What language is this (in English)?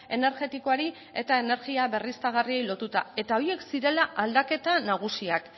Basque